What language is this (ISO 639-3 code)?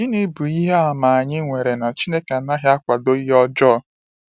ibo